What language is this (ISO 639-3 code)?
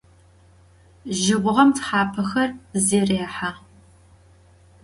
ady